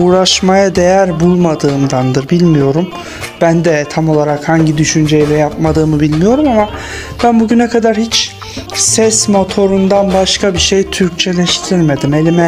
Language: Turkish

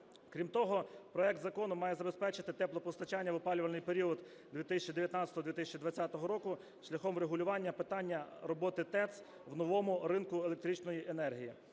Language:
Ukrainian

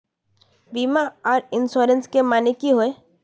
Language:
Magahi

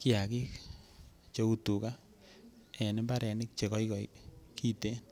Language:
Kalenjin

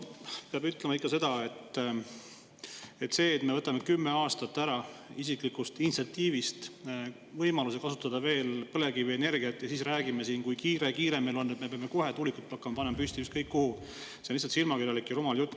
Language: Estonian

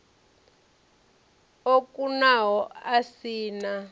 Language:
Venda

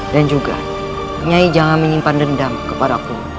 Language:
Indonesian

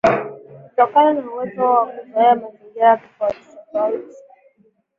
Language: Swahili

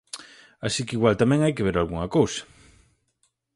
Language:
Galician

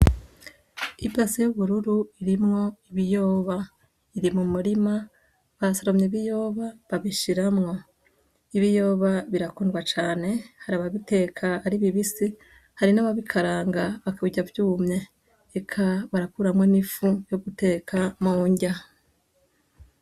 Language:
Rundi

